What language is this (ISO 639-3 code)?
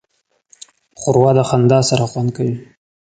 pus